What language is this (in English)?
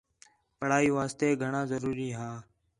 Khetrani